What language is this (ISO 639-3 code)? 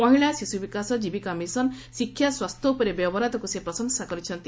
ori